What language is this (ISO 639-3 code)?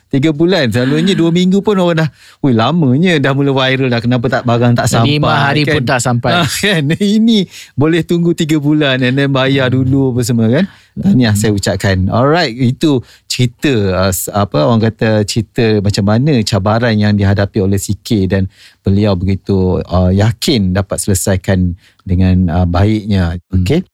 msa